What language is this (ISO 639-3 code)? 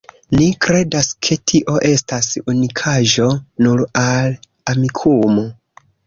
epo